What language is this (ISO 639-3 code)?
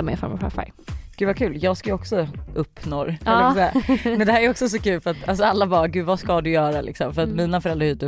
swe